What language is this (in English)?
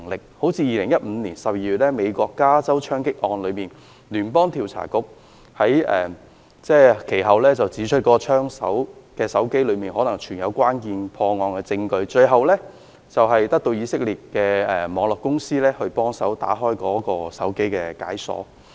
Cantonese